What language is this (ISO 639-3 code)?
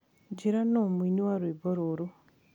kik